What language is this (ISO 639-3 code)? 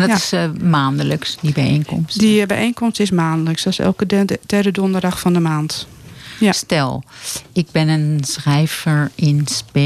nld